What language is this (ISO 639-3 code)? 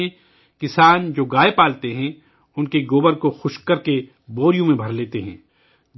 urd